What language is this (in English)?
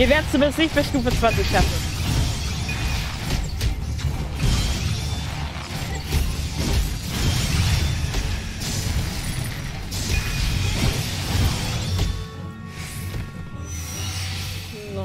German